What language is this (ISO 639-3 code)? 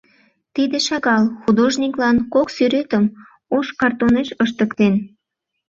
chm